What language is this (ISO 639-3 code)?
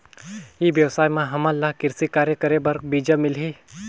hne